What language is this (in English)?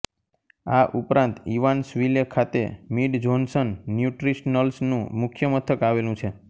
Gujarati